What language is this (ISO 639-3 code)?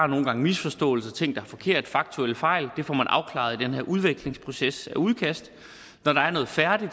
dan